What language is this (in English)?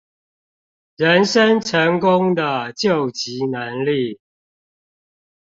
Chinese